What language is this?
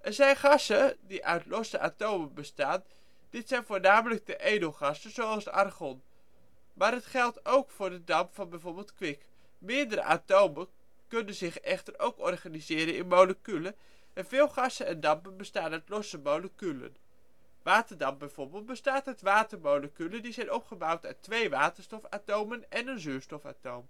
Dutch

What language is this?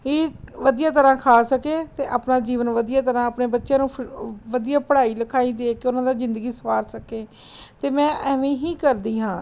Punjabi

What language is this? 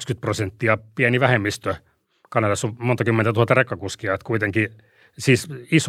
Finnish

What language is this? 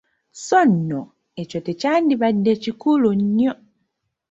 Ganda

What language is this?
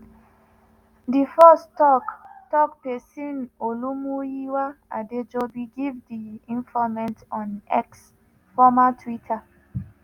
Nigerian Pidgin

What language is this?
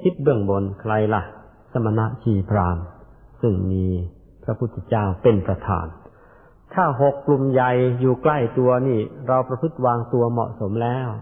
Thai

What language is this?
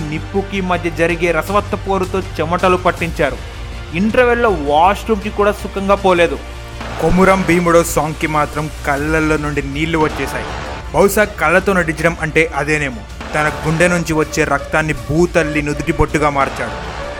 Telugu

